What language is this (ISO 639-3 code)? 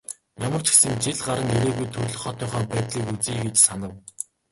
mon